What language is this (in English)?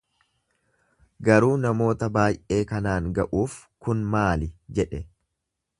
Oromo